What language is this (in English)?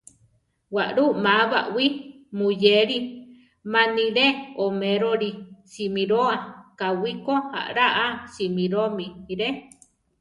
Central Tarahumara